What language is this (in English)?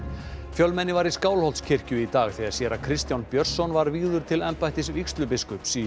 Icelandic